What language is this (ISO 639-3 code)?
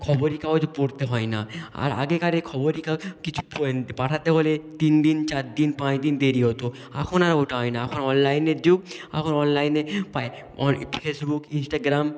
ben